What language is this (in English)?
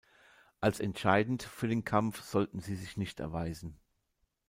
German